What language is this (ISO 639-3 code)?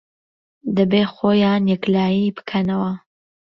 ckb